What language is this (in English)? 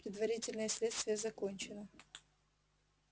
Russian